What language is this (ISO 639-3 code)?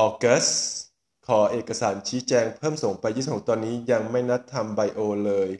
tha